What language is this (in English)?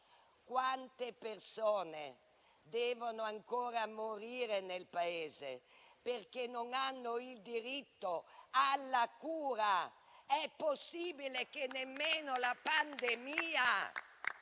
Italian